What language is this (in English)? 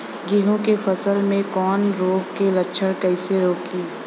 Bhojpuri